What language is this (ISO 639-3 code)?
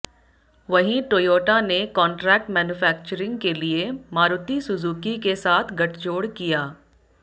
hin